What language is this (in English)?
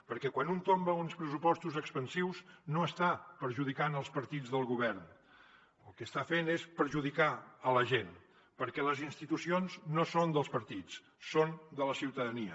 Catalan